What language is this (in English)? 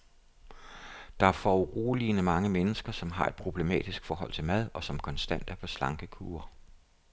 Danish